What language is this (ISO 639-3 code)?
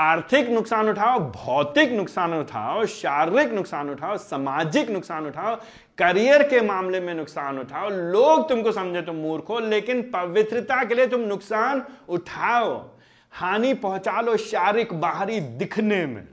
hin